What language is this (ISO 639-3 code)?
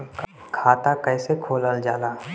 bho